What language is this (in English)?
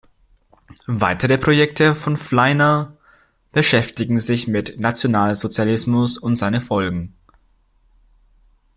German